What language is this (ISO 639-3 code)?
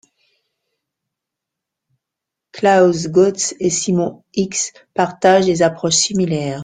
fra